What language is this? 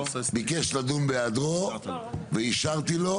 Hebrew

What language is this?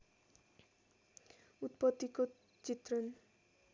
Nepali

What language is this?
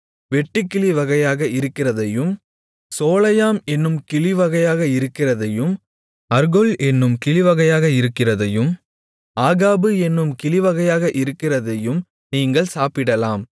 Tamil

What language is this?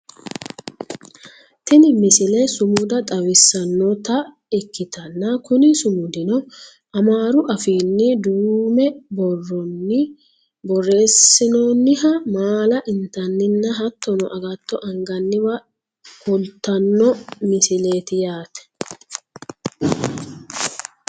Sidamo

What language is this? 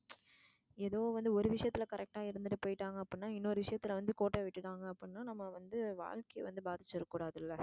Tamil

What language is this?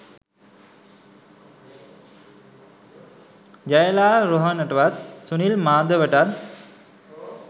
Sinhala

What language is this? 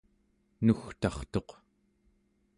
Central Yupik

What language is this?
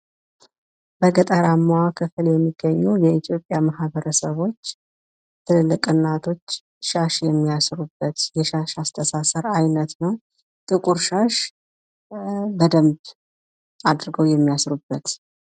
Amharic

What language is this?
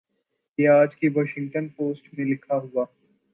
Urdu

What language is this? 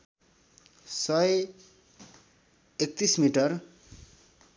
Nepali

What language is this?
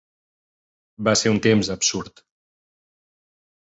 Catalan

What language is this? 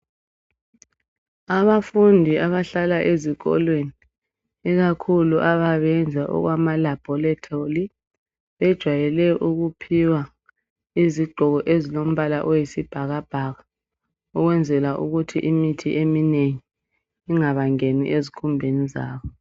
North Ndebele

